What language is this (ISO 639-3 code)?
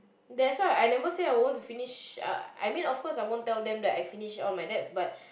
eng